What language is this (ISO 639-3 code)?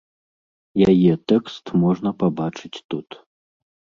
bel